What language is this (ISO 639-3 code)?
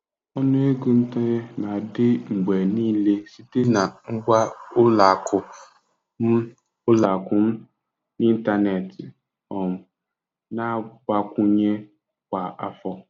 ibo